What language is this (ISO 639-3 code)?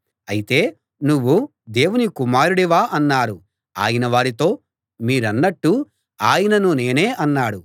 tel